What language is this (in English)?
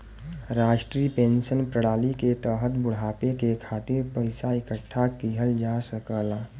Bhojpuri